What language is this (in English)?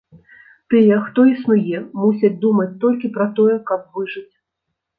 Belarusian